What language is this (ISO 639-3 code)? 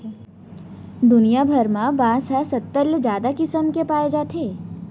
hne